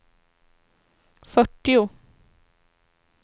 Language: Swedish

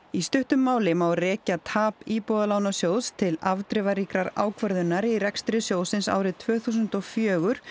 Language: Icelandic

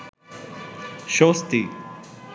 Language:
Bangla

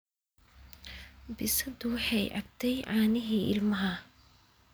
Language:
Somali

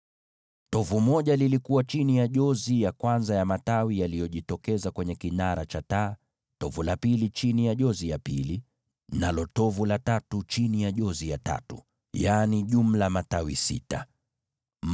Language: Swahili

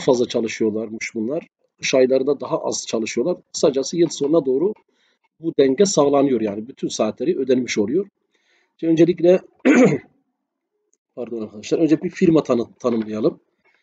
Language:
Turkish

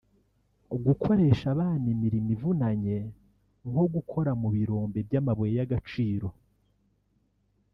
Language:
Kinyarwanda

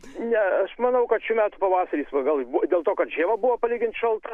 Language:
Lithuanian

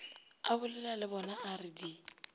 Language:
Northern Sotho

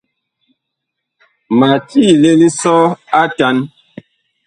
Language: Bakoko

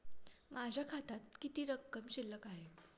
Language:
Marathi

